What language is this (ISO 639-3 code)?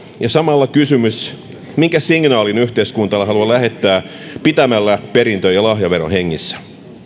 fin